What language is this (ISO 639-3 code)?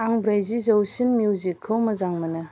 brx